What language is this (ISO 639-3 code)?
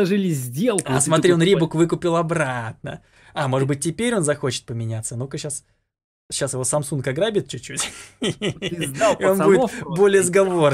rus